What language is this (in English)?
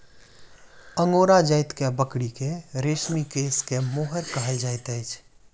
Maithili